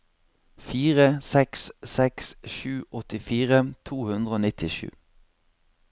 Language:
Norwegian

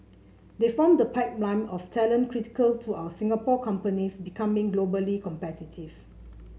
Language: English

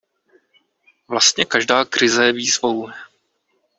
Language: Czech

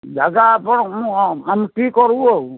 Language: Odia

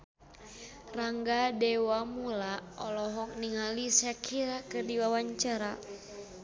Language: Sundanese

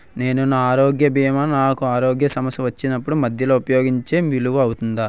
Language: Telugu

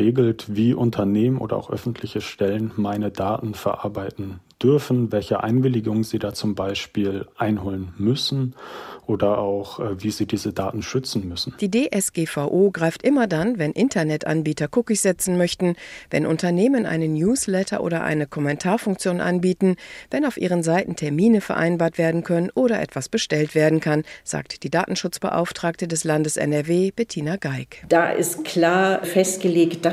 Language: German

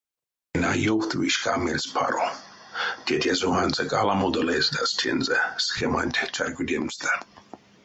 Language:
Erzya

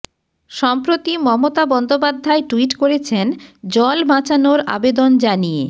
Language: Bangla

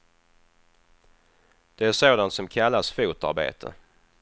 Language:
Swedish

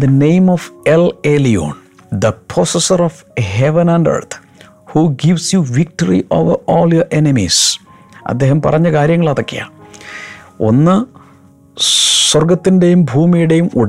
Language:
Malayalam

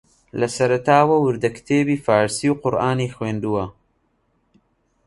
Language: Central Kurdish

